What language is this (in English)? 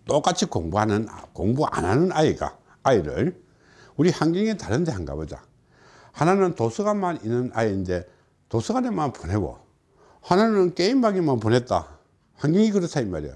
Korean